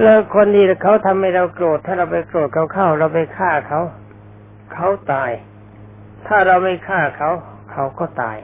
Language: Thai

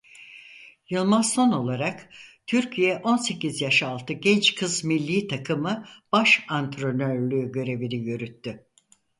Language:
Turkish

